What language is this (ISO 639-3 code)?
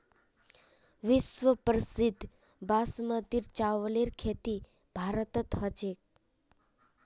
mag